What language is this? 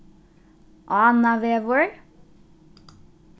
Faroese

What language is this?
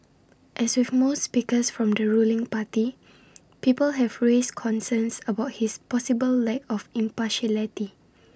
English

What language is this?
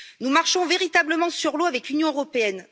French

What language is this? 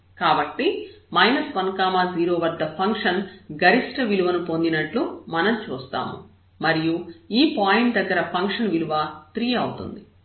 Telugu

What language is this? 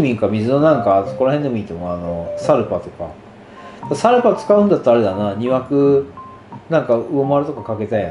Japanese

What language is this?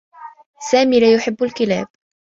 Arabic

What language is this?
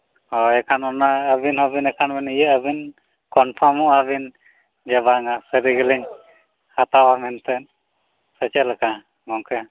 Santali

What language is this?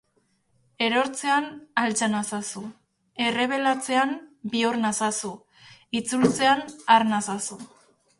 Basque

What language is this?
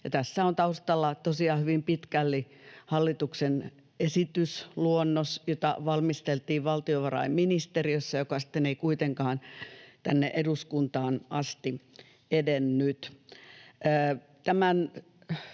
Finnish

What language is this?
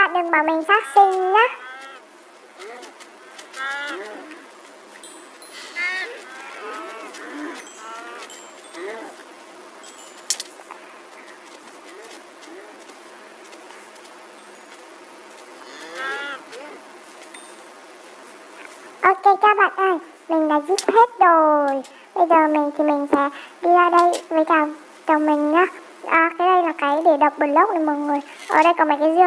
Vietnamese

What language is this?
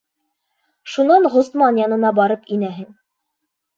Bashkir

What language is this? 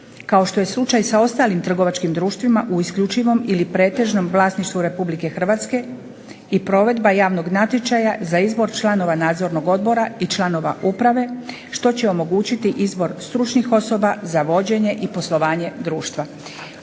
Croatian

